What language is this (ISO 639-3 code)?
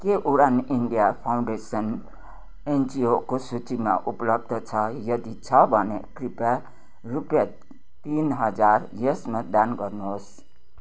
nep